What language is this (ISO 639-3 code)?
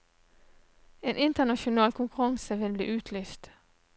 nor